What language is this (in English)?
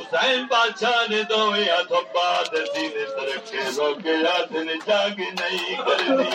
Urdu